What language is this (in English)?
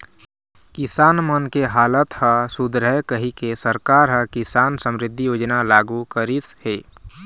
Chhattisgarhi